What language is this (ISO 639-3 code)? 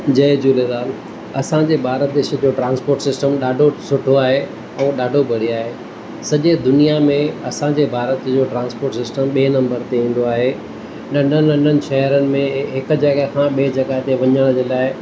snd